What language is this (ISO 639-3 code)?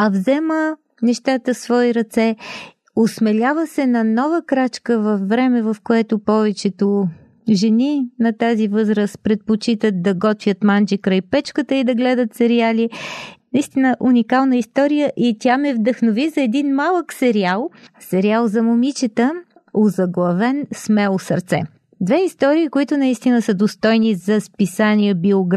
bul